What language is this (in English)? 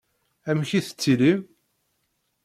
Kabyle